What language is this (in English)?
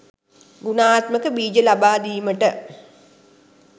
Sinhala